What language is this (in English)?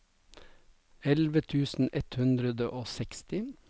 Norwegian